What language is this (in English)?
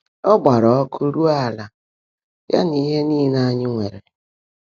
Igbo